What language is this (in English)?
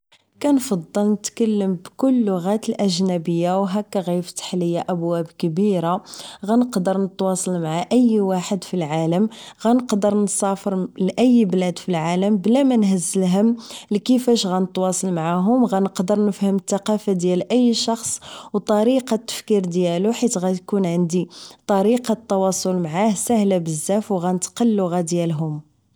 Moroccan Arabic